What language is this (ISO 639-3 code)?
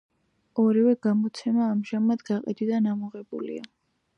kat